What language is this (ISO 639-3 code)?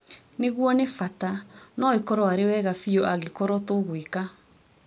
kik